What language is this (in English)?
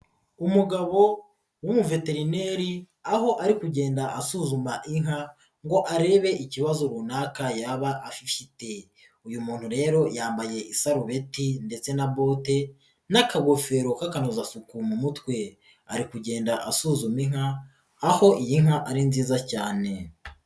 Kinyarwanda